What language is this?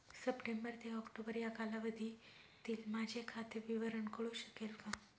Marathi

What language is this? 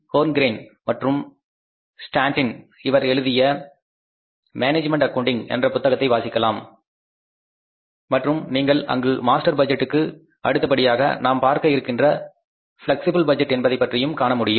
Tamil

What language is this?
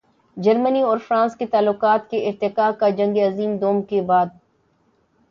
Urdu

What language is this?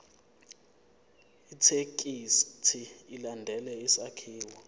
Zulu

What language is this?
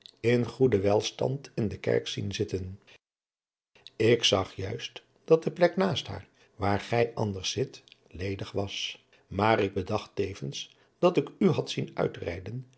Dutch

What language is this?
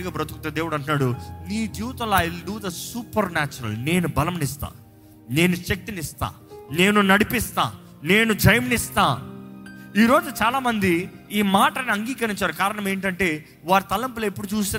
Telugu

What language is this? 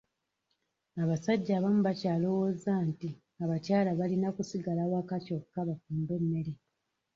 Ganda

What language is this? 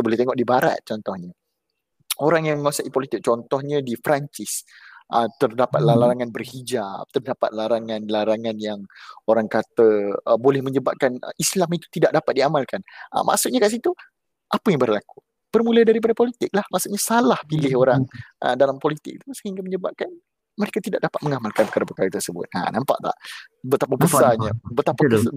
Malay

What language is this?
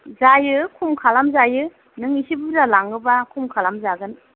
Bodo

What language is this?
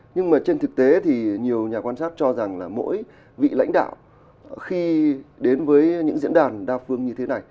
Vietnamese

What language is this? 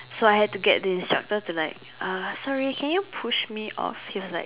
English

